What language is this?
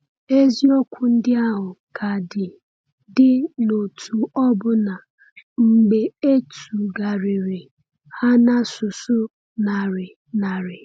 Igbo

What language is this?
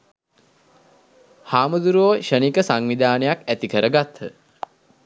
Sinhala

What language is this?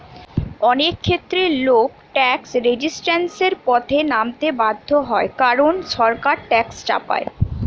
Bangla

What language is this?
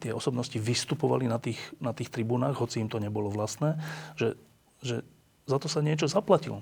Slovak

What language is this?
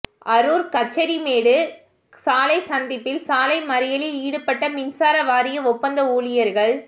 Tamil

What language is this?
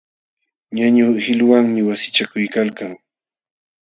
Jauja Wanca Quechua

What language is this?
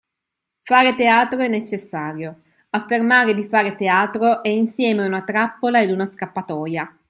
Italian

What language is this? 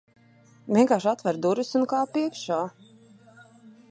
Latvian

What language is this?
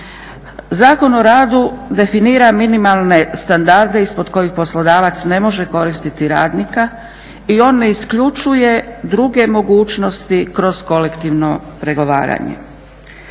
Croatian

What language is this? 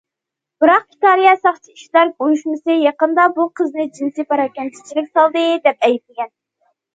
Uyghur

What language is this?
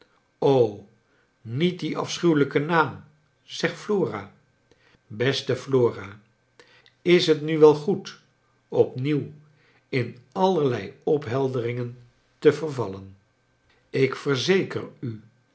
Dutch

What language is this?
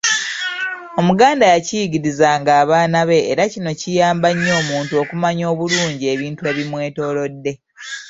Ganda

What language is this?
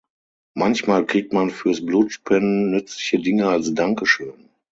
German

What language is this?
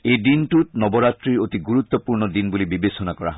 Assamese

